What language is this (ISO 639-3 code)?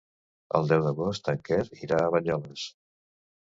cat